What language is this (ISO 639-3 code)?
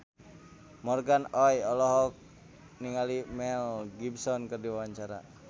sun